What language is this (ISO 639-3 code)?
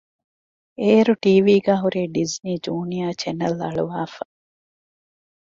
div